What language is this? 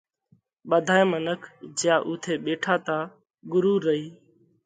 Parkari Koli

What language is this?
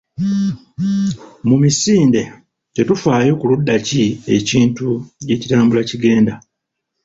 Ganda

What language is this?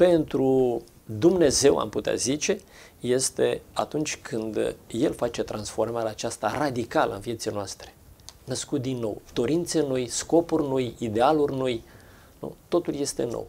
Romanian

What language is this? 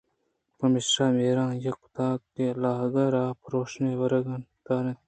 Eastern Balochi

